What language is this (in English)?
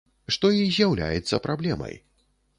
Belarusian